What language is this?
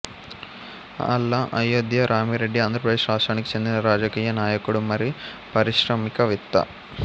Telugu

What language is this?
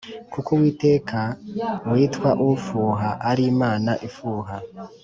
Kinyarwanda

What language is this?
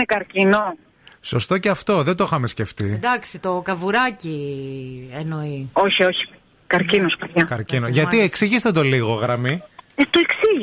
Greek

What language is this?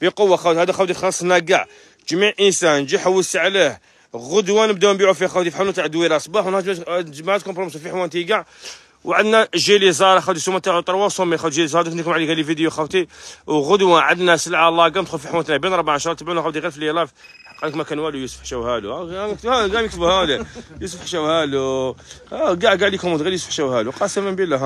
Arabic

